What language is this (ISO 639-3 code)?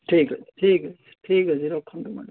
ori